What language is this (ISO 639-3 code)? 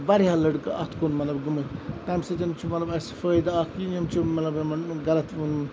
kas